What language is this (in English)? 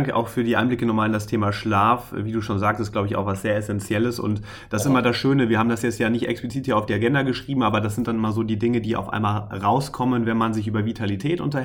German